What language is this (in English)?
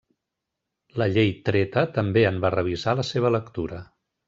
Catalan